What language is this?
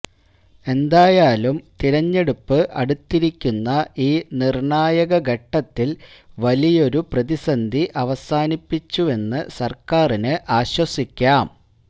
Malayalam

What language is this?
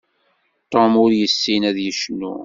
Kabyle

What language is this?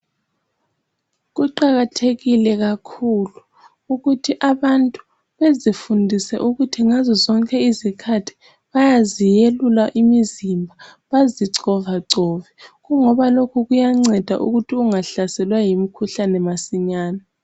North Ndebele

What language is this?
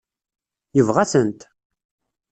Kabyle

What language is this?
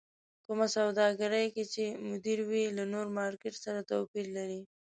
Pashto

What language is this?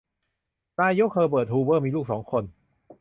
Thai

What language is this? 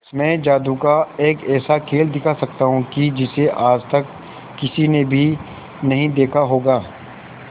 Hindi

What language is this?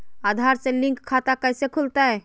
Magahi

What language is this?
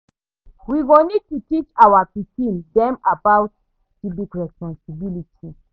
Nigerian Pidgin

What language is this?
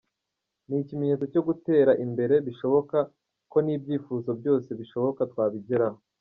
Kinyarwanda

